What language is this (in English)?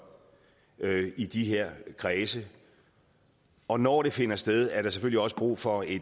Danish